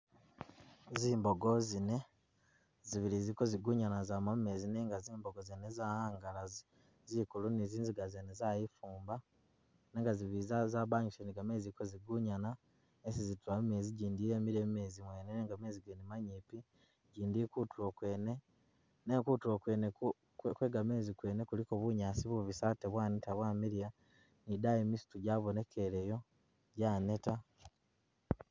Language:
Masaaba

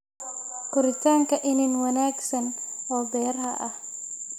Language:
Somali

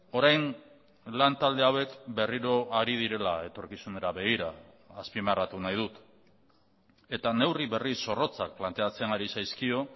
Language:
Basque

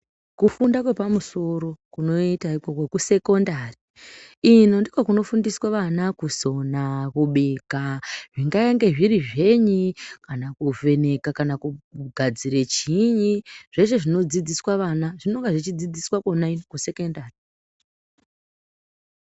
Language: Ndau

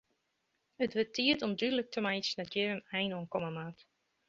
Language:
Western Frisian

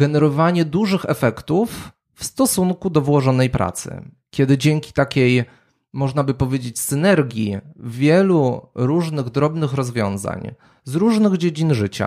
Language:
Polish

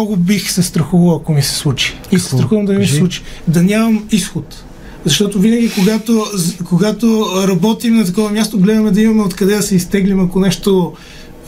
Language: Bulgarian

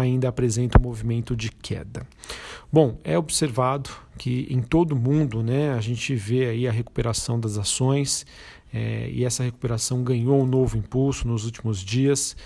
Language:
Portuguese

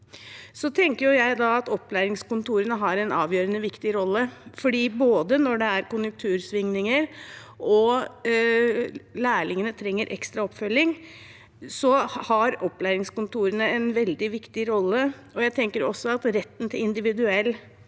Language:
Norwegian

